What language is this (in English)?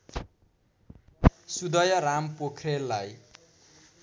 Nepali